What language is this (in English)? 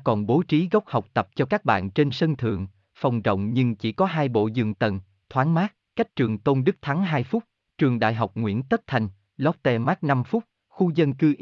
Vietnamese